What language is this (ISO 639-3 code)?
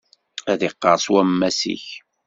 kab